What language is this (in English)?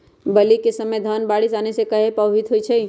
Magahi